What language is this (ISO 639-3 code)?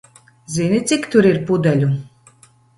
lav